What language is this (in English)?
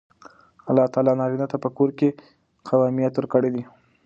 Pashto